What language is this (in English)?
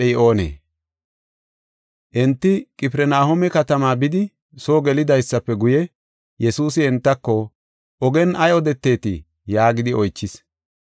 Gofa